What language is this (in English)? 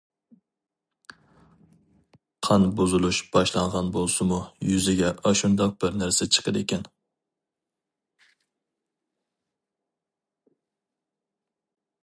Uyghur